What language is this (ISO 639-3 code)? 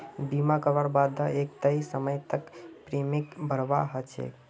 mag